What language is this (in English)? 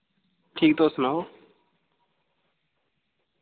Dogri